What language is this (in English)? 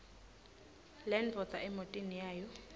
Swati